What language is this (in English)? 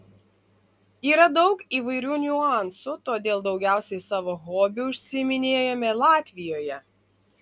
Lithuanian